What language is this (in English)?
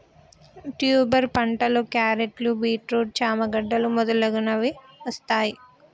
Telugu